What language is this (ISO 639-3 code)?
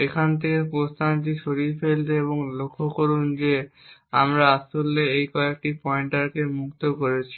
ben